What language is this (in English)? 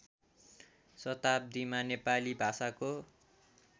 Nepali